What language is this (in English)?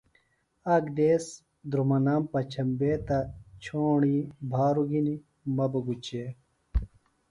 Phalura